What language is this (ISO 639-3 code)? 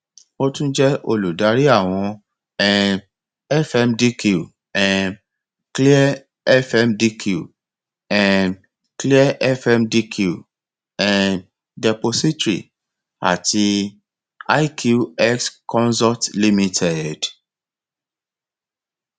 yor